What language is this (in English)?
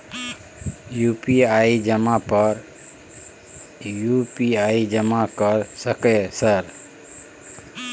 Maithili